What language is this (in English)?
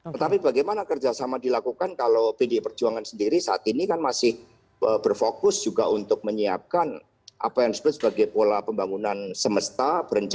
Indonesian